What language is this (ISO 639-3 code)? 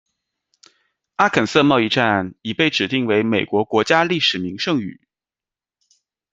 zho